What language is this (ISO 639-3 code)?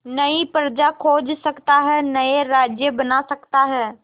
hin